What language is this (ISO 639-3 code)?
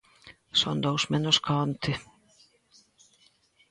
glg